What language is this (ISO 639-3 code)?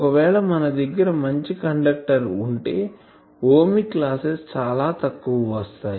tel